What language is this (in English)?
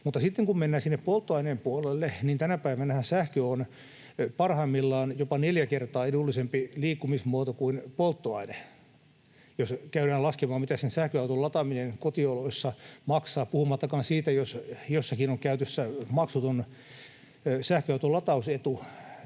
Finnish